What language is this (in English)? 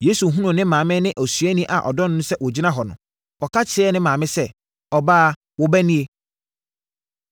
Akan